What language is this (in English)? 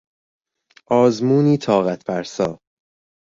Persian